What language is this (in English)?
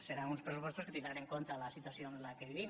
Catalan